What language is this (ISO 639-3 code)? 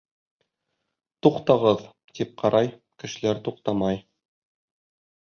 bak